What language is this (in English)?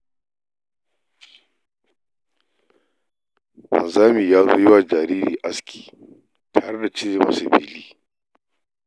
Hausa